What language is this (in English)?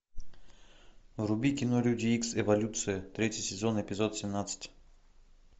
Russian